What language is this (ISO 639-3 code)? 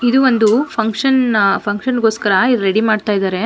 kan